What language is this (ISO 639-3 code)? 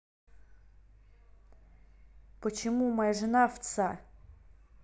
rus